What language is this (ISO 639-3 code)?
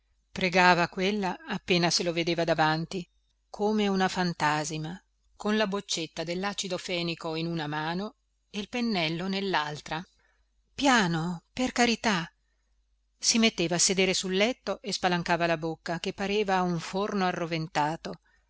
ita